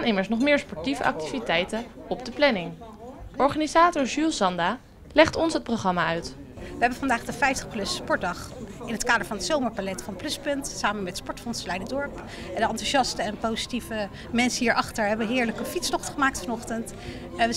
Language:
Dutch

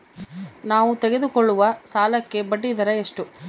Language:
Kannada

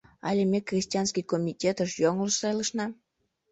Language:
Mari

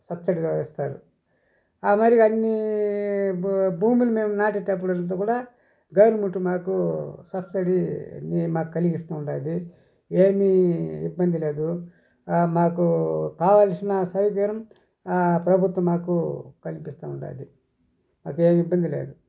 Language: Telugu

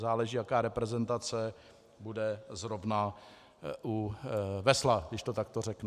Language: Czech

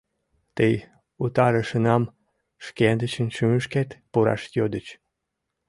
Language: Mari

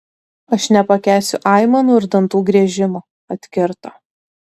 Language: Lithuanian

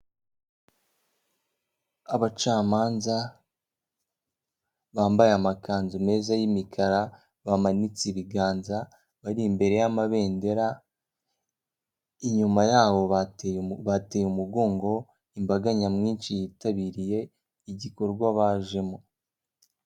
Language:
Kinyarwanda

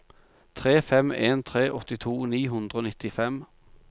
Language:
Norwegian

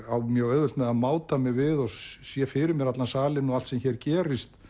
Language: Icelandic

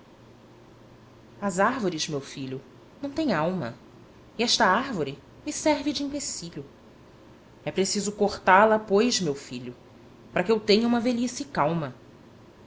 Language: Portuguese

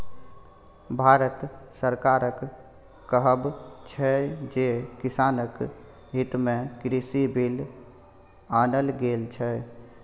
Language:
Maithili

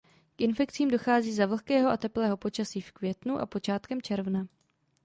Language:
Czech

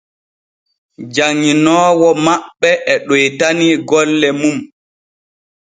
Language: Borgu Fulfulde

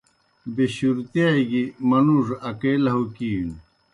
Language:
Kohistani Shina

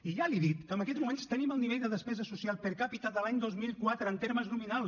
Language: Catalan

